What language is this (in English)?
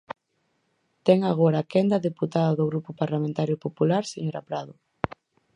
Galician